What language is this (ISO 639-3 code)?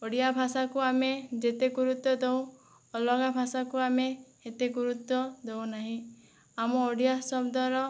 ori